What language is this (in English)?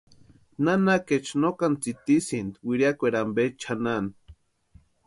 Western Highland Purepecha